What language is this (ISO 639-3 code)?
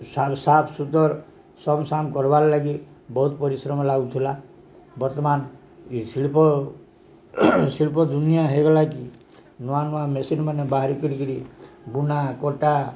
ori